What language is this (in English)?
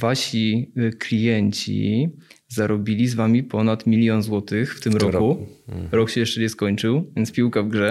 Polish